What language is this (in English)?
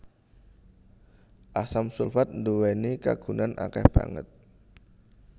Javanese